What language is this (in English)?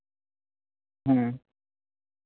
Santali